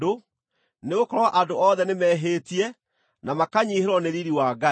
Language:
Kikuyu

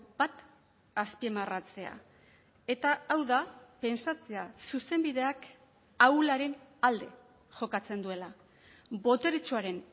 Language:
Basque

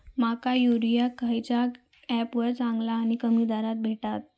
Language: Marathi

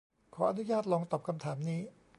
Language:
Thai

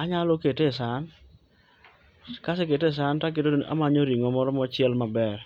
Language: Luo (Kenya and Tanzania)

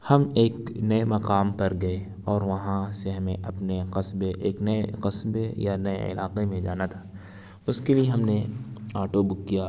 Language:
Urdu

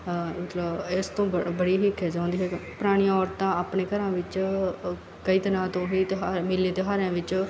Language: Punjabi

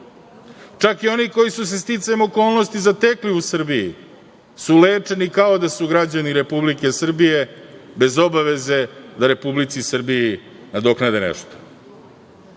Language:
Serbian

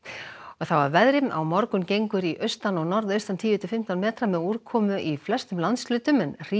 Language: Icelandic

